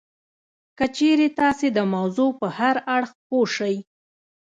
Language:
Pashto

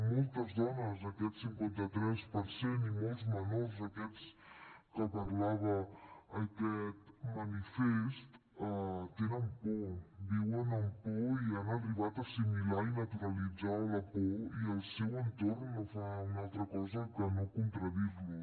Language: Catalan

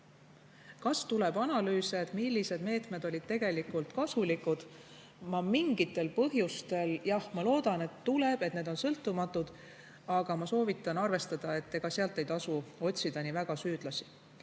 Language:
Estonian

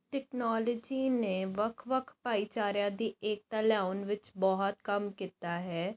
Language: Punjabi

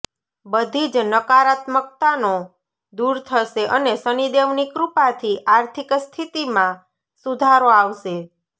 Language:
Gujarati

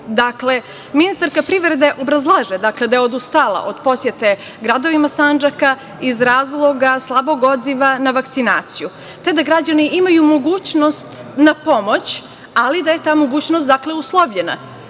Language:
Serbian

